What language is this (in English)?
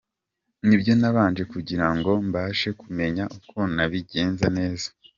Kinyarwanda